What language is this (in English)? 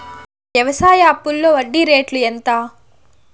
Telugu